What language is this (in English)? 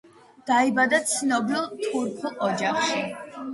Georgian